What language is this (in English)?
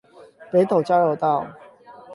Chinese